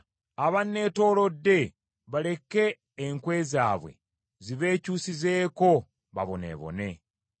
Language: Ganda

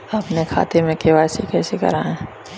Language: Hindi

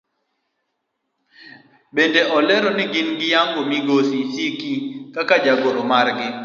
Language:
Luo (Kenya and Tanzania)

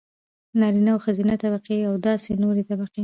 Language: Pashto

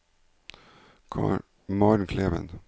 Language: Norwegian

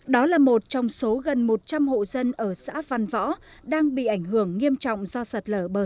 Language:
Vietnamese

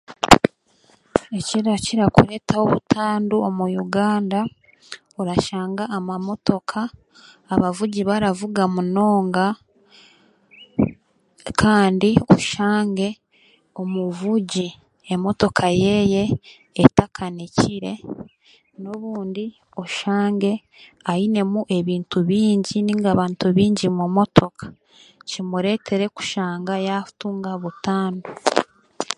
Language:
Chiga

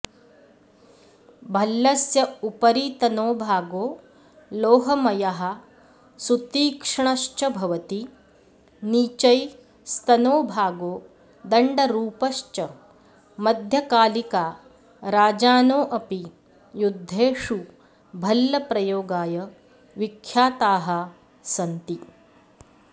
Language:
Sanskrit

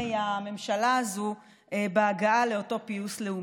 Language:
Hebrew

